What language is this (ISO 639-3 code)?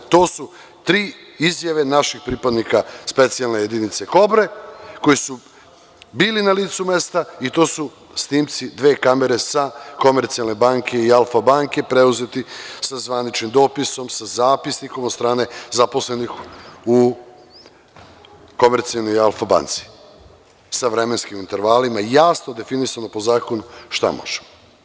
srp